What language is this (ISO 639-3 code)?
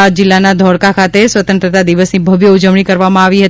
guj